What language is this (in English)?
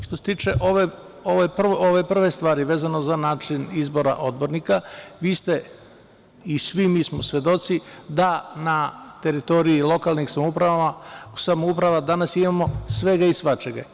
Serbian